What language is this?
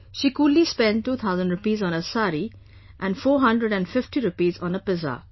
English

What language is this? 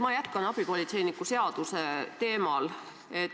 Estonian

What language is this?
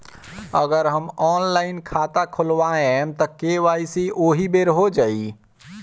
Bhojpuri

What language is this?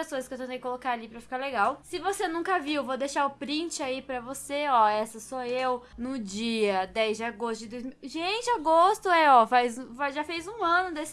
Portuguese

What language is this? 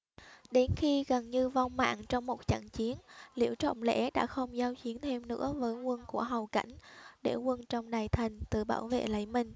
Vietnamese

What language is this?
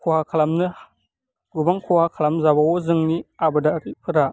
Bodo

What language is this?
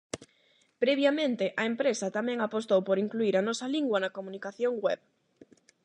Galician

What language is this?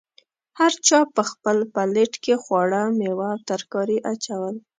Pashto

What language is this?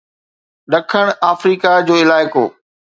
Sindhi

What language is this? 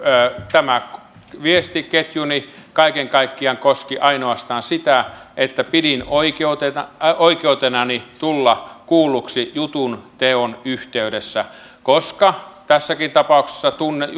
Finnish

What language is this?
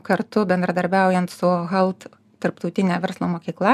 Lithuanian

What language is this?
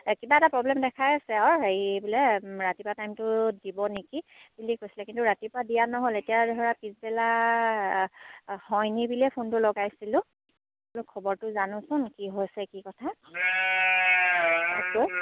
Assamese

